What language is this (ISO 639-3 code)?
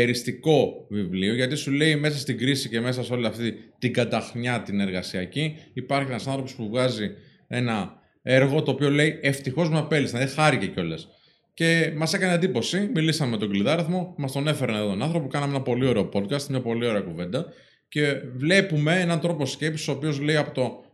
ell